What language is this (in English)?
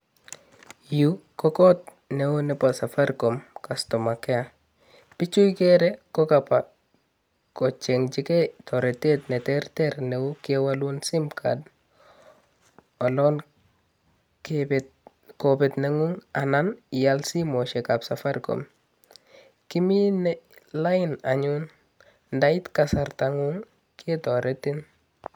Kalenjin